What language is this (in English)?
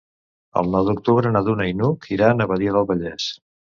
Catalan